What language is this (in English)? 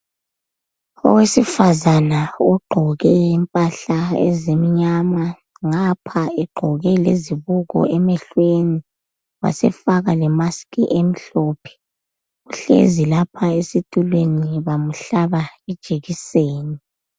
North Ndebele